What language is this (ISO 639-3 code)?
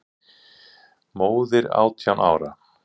isl